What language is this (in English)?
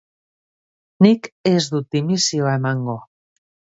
Basque